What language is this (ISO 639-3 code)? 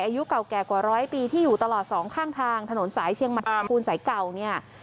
tha